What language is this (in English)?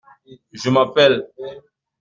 French